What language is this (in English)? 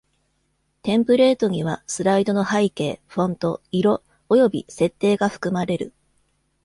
Japanese